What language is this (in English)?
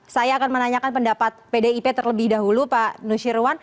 Indonesian